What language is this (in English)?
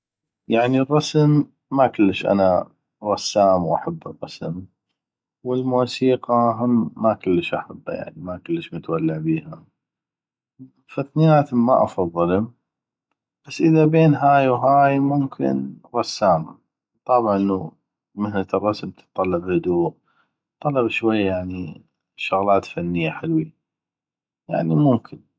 North Mesopotamian Arabic